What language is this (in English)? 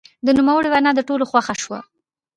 Pashto